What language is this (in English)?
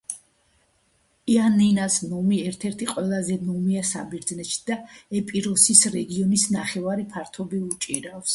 Georgian